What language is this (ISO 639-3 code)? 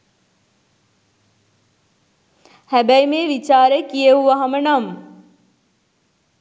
sin